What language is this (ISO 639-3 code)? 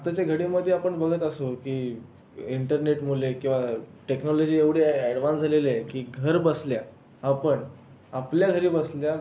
mar